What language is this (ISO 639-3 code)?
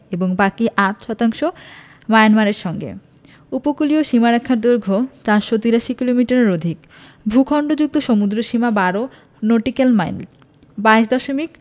ben